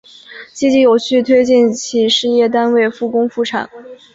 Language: Chinese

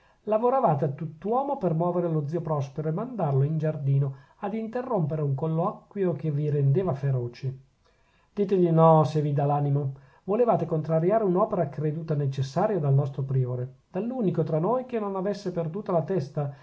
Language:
Italian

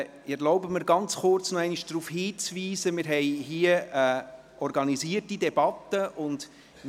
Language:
Swiss German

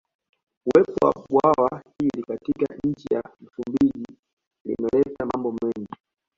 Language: Swahili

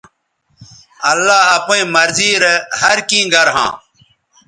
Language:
Bateri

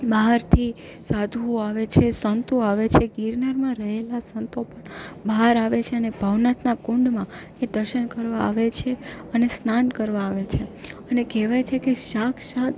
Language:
Gujarati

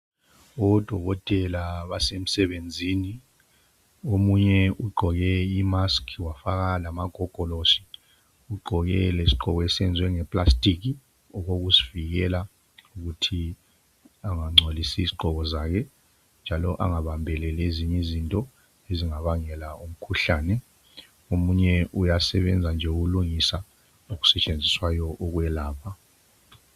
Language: North Ndebele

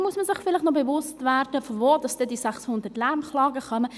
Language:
Swiss German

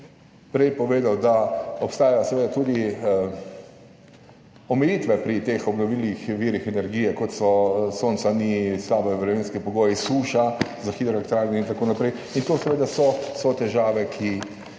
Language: Slovenian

